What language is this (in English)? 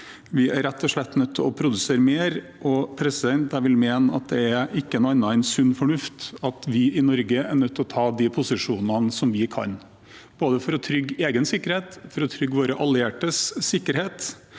Norwegian